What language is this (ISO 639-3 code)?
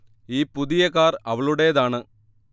mal